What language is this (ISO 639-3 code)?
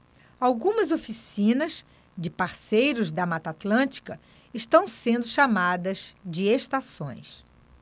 por